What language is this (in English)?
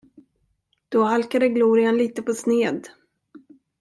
Swedish